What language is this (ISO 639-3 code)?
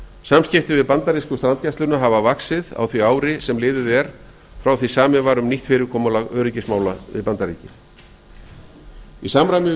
isl